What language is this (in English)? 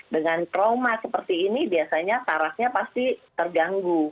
Indonesian